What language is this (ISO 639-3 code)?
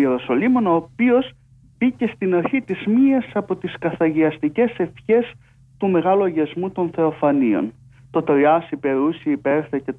ell